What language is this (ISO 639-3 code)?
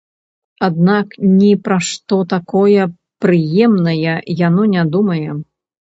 bel